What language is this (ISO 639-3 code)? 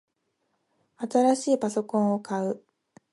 jpn